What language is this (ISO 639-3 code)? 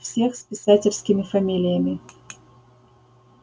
rus